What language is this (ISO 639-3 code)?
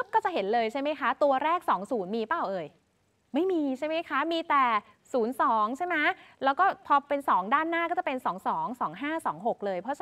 tha